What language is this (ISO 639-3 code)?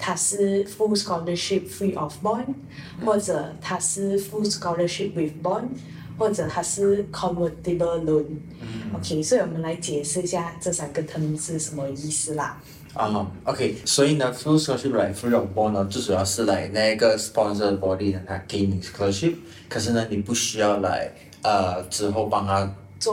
zho